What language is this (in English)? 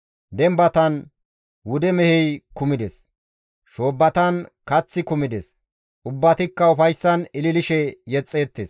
Gamo